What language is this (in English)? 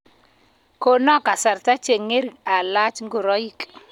Kalenjin